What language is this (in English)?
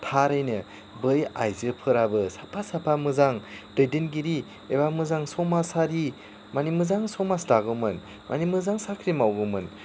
Bodo